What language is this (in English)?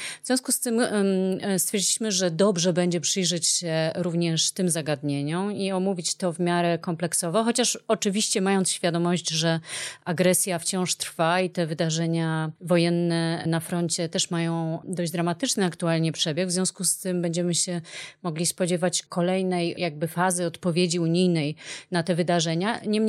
Polish